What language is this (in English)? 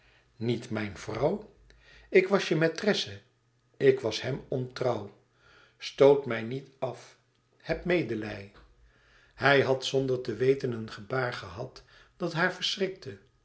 Dutch